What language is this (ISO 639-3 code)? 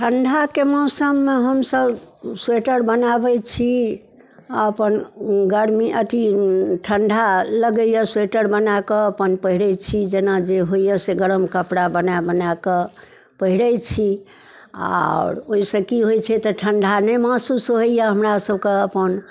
mai